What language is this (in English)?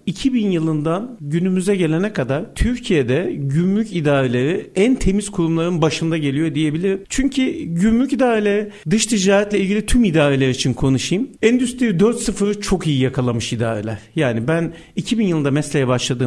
Turkish